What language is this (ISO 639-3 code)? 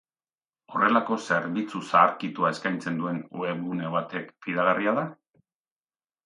eus